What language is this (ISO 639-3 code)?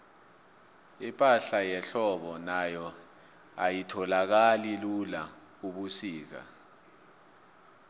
nbl